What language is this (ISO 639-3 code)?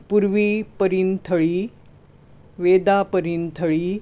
kok